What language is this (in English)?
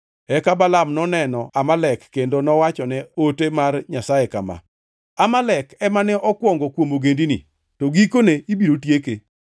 Luo (Kenya and Tanzania)